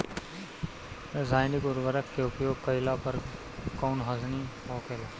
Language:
Bhojpuri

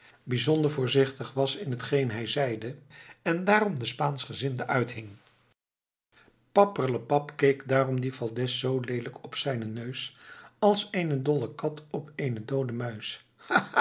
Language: Dutch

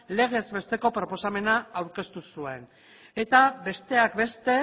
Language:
Basque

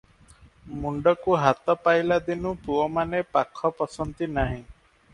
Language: Odia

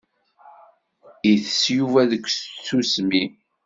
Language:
Kabyle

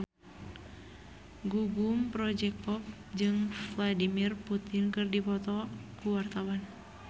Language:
Sundanese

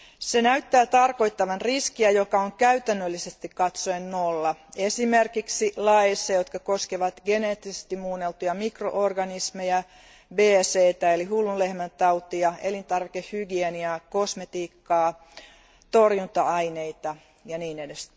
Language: Finnish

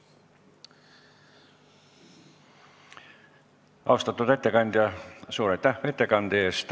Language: Estonian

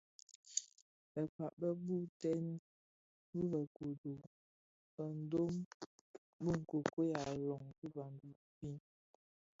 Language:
Bafia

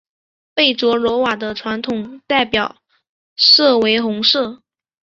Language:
Chinese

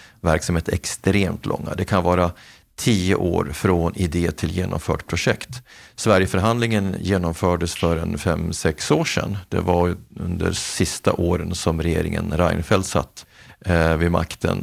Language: Swedish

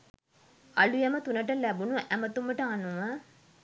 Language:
Sinhala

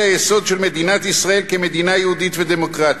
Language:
Hebrew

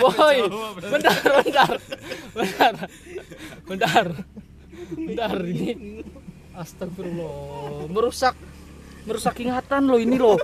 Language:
Indonesian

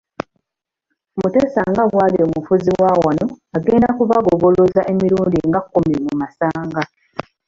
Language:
Ganda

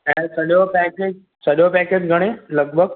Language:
Sindhi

